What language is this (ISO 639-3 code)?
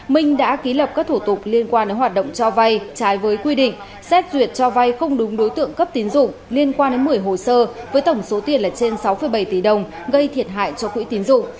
vie